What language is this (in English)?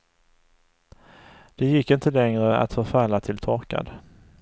Swedish